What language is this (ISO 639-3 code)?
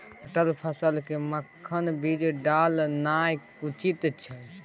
mai